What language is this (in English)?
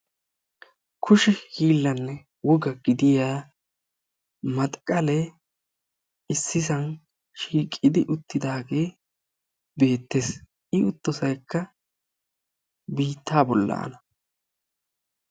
Wolaytta